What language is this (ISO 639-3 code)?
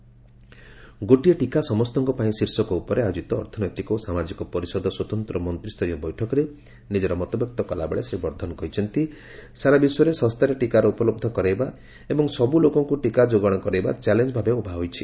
ori